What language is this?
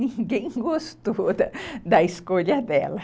Portuguese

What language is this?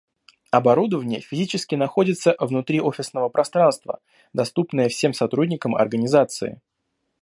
Russian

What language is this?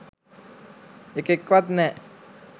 Sinhala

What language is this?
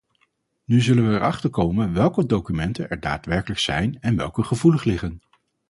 Dutch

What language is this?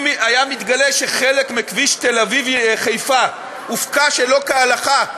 Hebrew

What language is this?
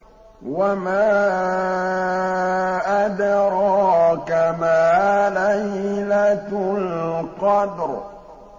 Arabic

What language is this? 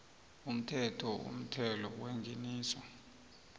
South Ndebele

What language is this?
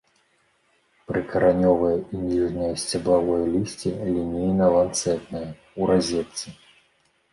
Belarusian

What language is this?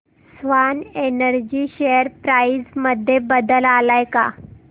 Marathi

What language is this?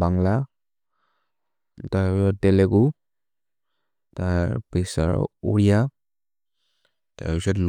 Maria (India)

